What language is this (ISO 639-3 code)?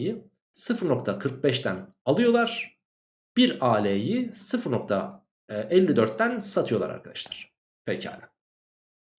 tur